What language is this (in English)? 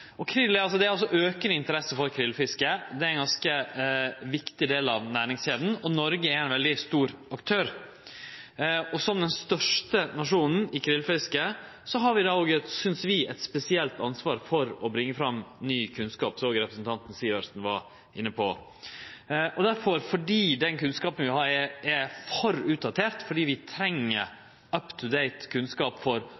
Norwegian Nynorsk